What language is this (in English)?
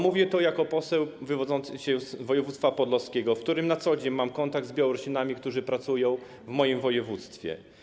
Polish